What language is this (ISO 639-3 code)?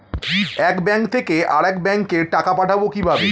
ben